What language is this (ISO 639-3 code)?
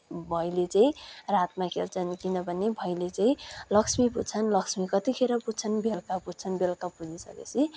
nep